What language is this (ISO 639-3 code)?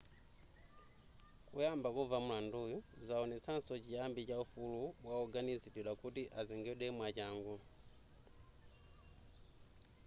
nya